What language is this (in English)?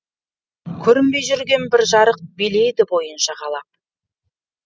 Kazakh